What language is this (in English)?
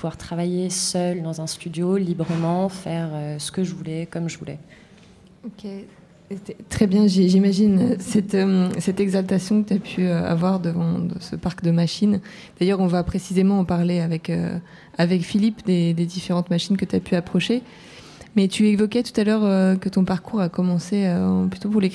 French